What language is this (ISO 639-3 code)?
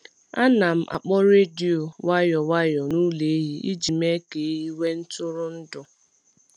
ibo